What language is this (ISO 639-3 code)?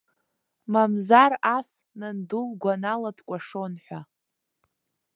abk